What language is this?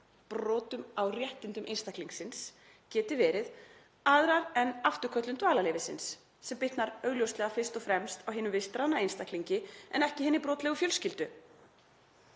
Icelandic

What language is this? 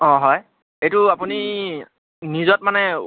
Assamese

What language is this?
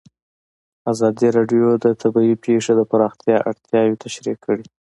Pashto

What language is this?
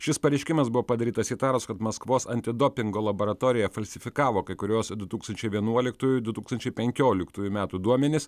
Lithuanian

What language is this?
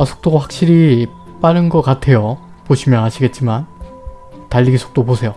Korean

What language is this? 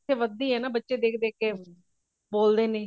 Punjabi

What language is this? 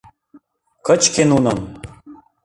Mari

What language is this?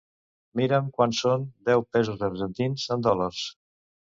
Catalan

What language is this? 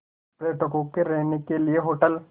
Hindi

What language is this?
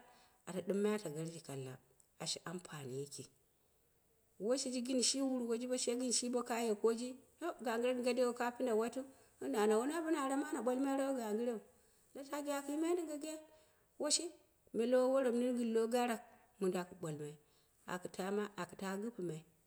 Dera (Nigeria)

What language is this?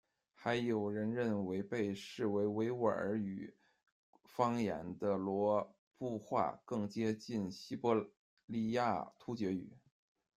Chinese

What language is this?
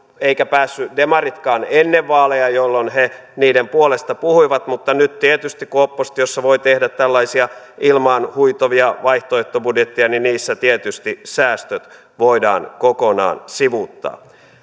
Finnish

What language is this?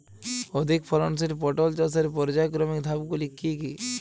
Bangla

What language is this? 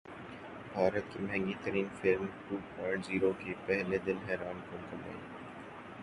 Urdu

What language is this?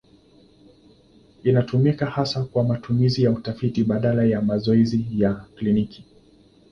Swahili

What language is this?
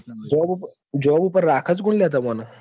Gujarati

